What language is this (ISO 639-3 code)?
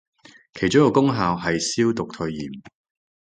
yue